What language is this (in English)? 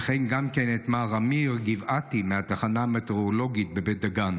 Hebrew